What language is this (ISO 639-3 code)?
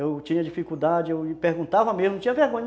por